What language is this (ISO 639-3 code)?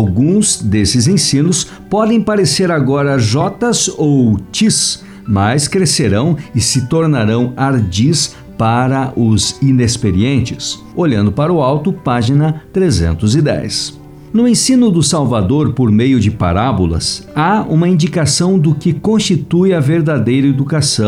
por